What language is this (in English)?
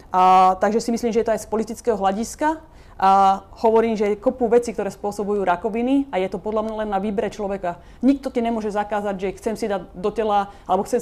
Slovak